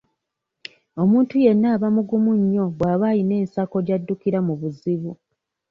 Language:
Ganda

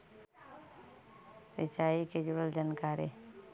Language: Magahi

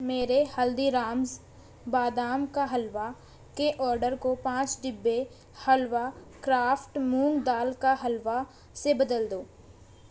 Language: Urdu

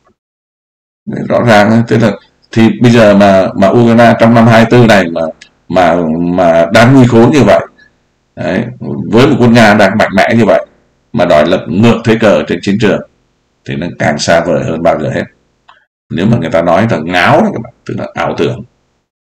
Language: Vietnamese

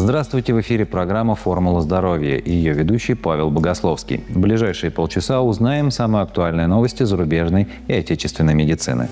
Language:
Russian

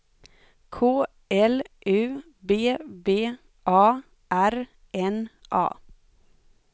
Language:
Swedish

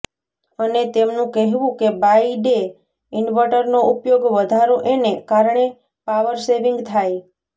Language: Gujarati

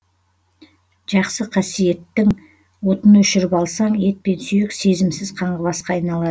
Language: Kazakh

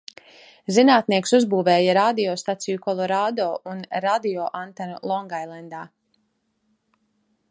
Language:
Latvian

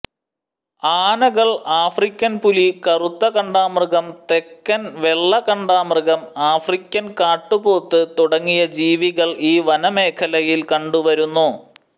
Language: Malayalam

